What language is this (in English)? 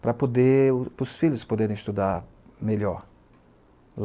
Portuguese